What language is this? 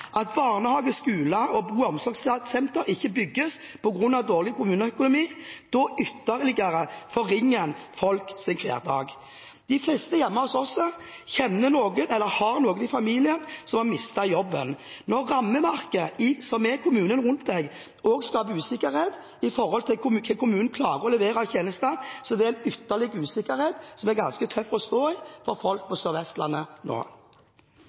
Norwegian Bokmål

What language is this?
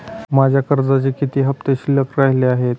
Marathi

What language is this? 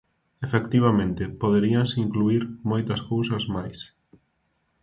Galician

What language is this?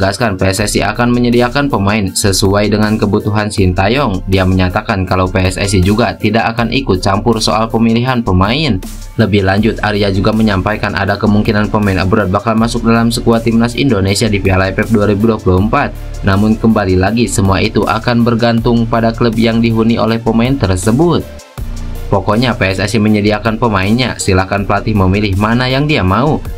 Indonesian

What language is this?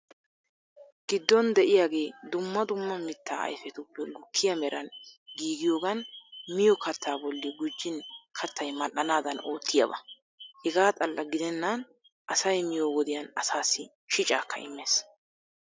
Wolaytta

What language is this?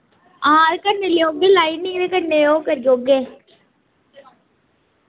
Dogri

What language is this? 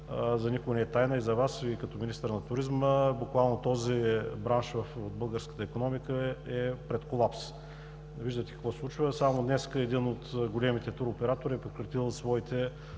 Bulgarian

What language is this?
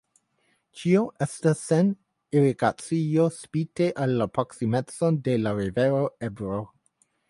Esperanto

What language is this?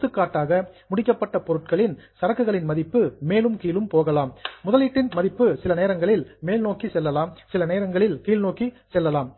Tamil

